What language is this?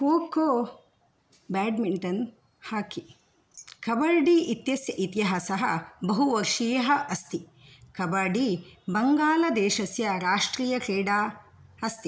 Sanskrit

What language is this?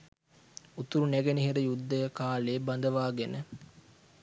Sinhala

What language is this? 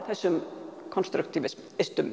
Icelandic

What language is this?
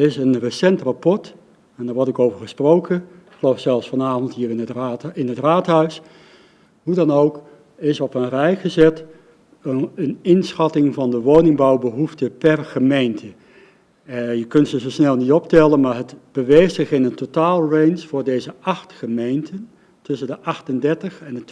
Dutch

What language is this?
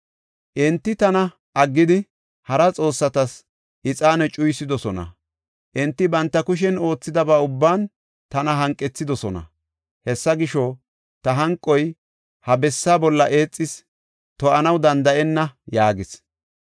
Gofa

